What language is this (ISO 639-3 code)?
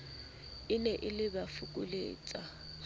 sot